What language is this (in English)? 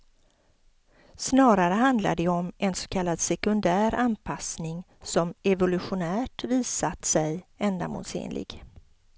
Swedish